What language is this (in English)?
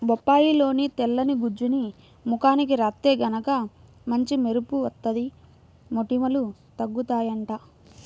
Telugu